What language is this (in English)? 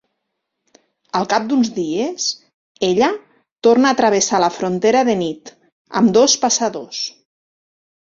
Catalan